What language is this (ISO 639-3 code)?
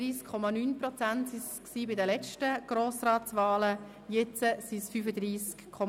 gsw